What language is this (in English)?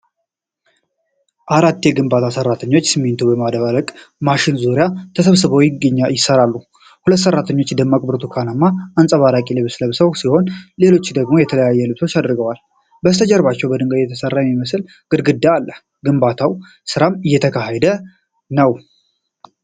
Amharic